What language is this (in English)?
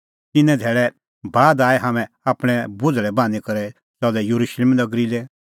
Kullu Pahari